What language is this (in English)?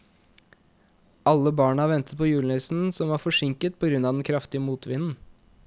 Norwegian